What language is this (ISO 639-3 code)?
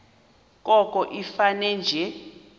xho